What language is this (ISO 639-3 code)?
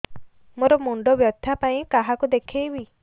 ori